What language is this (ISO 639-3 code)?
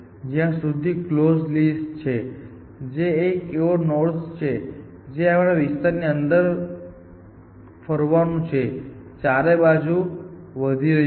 guj